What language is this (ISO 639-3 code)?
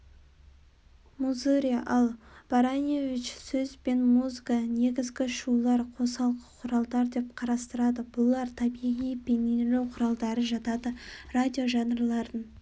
kaz